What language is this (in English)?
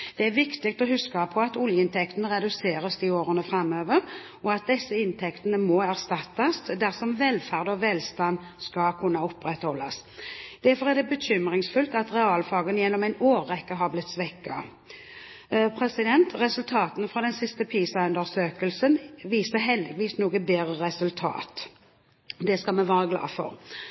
Norwegian Bokmål